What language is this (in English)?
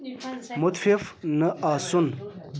Kashmiri